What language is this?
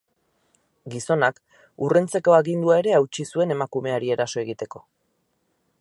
Basque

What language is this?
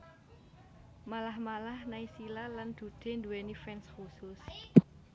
Javanese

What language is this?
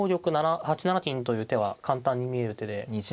Japanese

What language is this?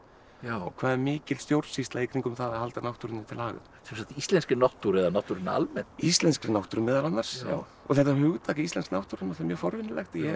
Icelandic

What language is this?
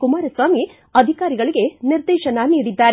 Kannada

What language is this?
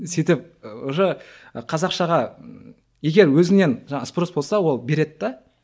Kazakh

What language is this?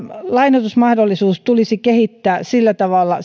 Finnish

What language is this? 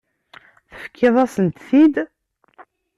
Kabyle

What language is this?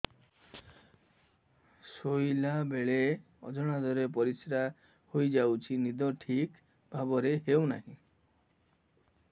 Odia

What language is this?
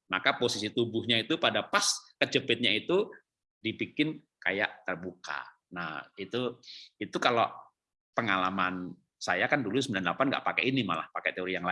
Indonesian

